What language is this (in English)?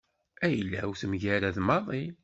Kabyle